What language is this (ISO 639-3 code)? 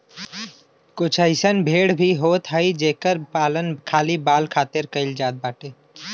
bho